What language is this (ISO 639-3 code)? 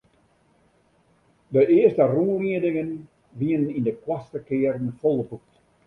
fry